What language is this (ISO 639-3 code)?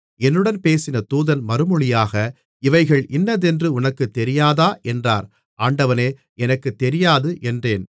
tam